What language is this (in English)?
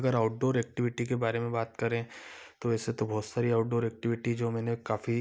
Hindi